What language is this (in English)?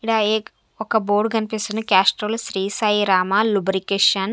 Telugu